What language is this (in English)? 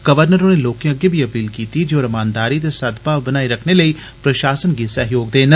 Dogri